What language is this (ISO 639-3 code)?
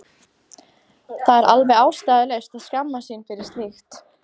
isl